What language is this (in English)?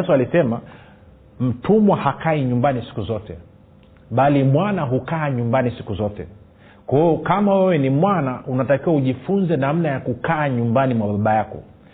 Swahili